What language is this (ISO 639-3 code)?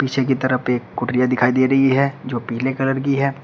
hin